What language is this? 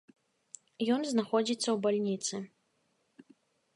Belarusian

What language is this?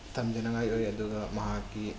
Manipuri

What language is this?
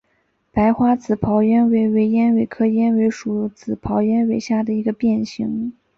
Chinese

